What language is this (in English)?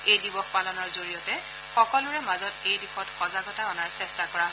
Assamese